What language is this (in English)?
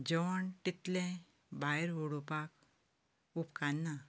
Konkani